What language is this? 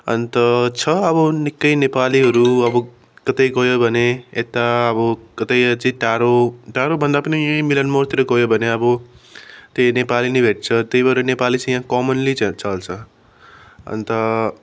Nepali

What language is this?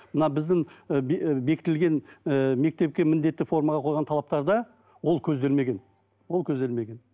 Kazakh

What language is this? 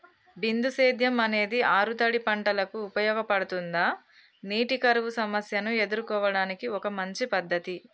Telugu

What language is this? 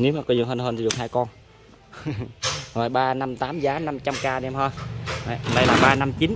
Vietnamese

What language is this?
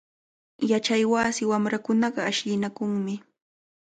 Cajatambo North Lima Quechua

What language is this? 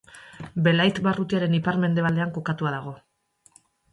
Basque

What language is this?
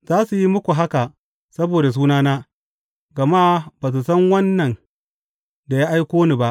Hausa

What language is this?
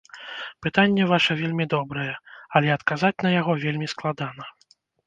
Belarusian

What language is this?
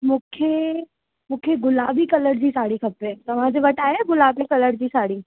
Sindhi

